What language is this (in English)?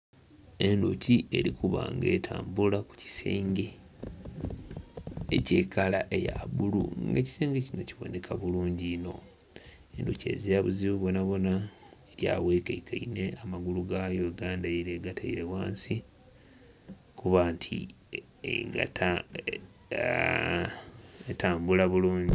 Soga